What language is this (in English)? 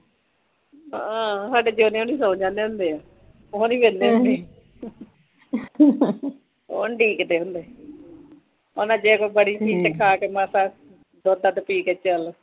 Punjabi